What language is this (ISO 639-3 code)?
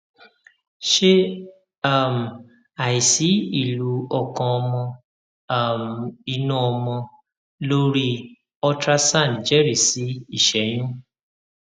yor